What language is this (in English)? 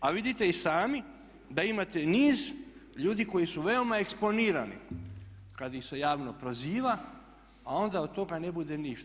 Croatian